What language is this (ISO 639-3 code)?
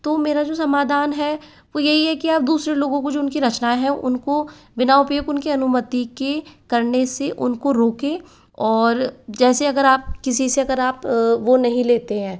hin